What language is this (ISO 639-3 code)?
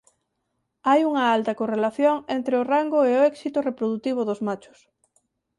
glg